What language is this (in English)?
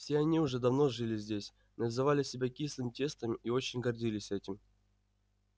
Russian